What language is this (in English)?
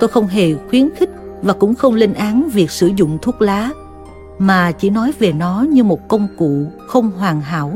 Vietnamese